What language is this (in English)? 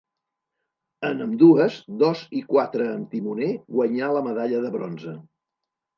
Catalan